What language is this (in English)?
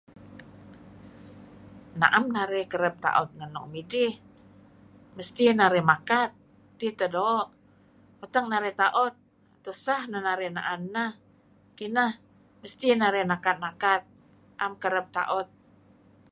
Kelabit